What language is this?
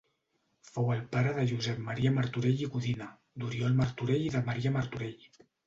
Catalan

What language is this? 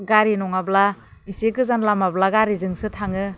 Bodo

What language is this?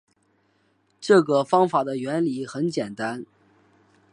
Chinese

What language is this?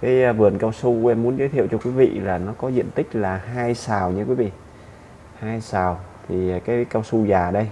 Vietnamese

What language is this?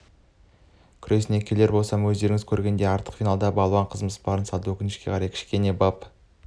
Kazakh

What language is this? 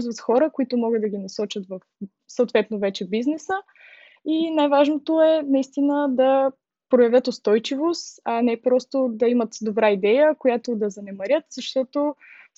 Bulgarian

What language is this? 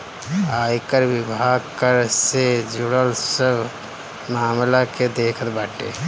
Bhojpuri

